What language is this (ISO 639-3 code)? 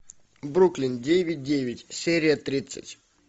rus